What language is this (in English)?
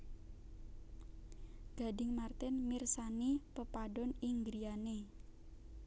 Javanese